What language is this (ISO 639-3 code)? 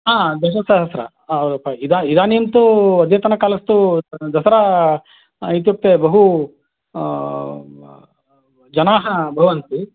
san